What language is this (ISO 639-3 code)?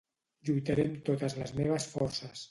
cat